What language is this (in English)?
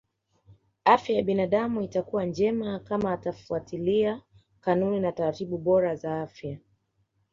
Swahili